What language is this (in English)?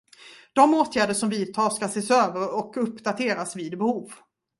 Swedish